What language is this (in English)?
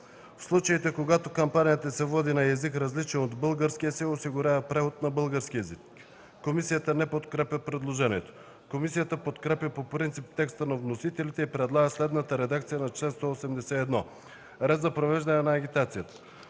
Bulgarian